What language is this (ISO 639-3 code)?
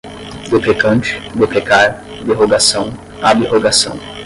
por